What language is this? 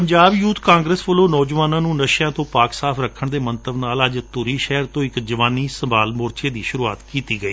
Punjabi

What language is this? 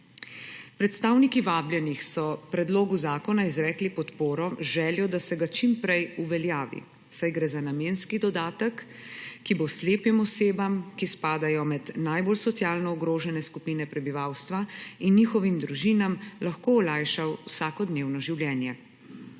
Slovenian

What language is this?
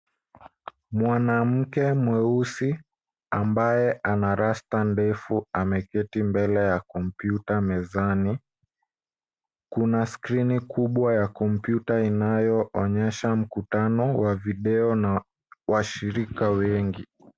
Swahili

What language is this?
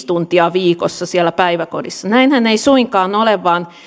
Finnish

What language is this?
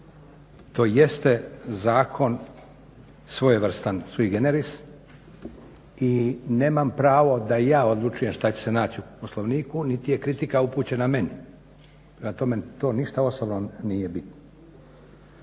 Croatian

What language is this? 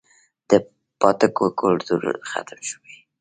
Pashto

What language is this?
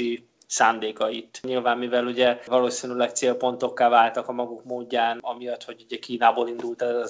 Hungarian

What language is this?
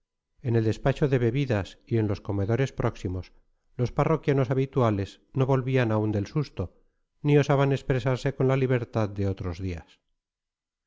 Spanish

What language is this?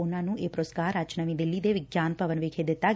Punjabi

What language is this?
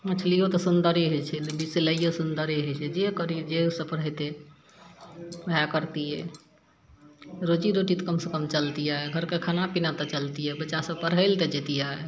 Maithili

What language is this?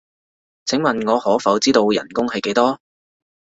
Cantonese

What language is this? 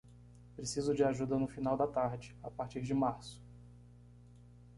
Portuguese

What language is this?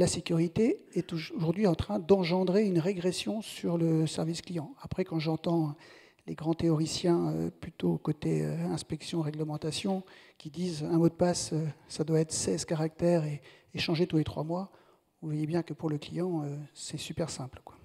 French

